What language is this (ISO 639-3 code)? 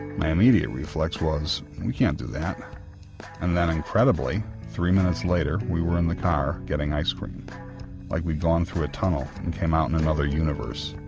eng